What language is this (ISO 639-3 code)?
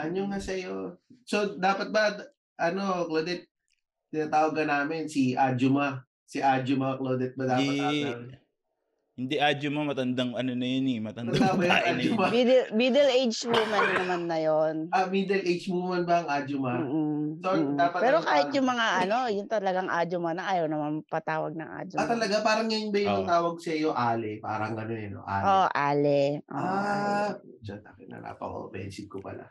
fil